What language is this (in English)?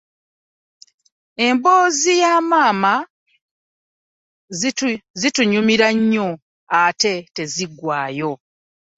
Ganda